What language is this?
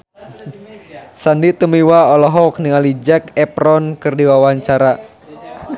Sundanese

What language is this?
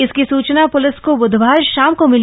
Hindi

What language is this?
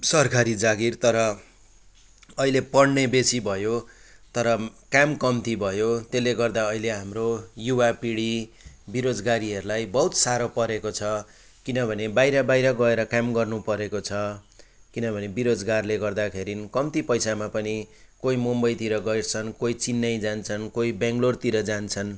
Nepali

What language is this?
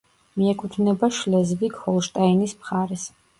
Georgian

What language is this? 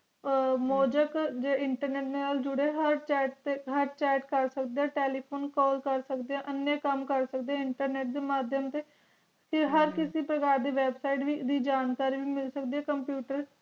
Punjabi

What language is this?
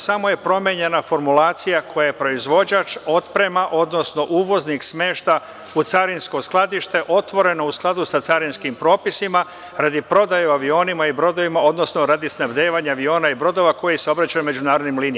Serbian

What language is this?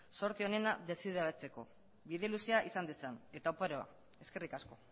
Basque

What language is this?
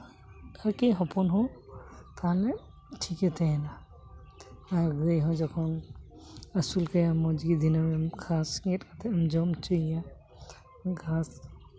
Santali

